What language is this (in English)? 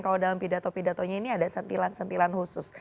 Indonesian